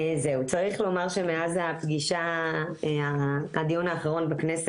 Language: Hebrew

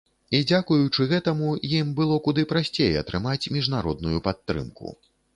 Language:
Belarusian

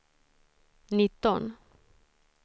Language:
Swedish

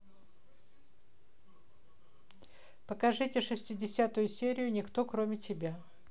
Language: Russian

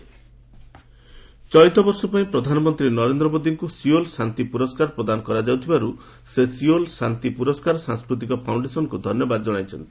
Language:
Odia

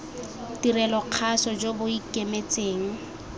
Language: Tswana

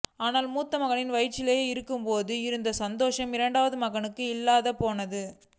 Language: Tamil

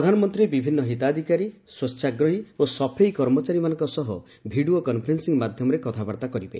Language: Odia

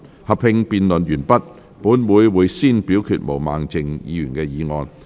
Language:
Cantonese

